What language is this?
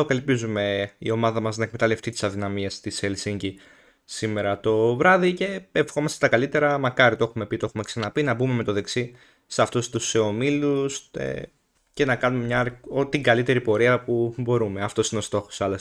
Greek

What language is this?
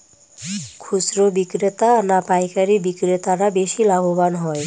Bangla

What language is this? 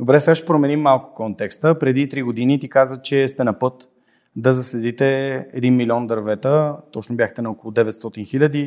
Bulgarian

